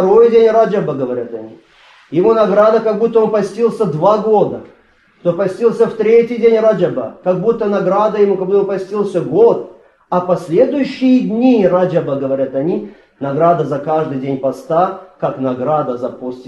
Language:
Russian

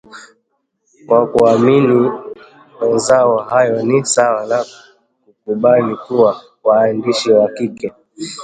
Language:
Swahili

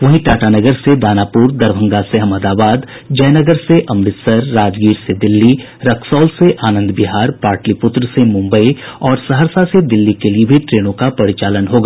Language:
Hindi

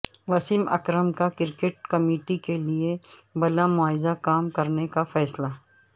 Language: Urdu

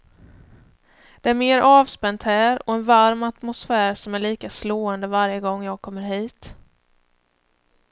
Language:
Swedish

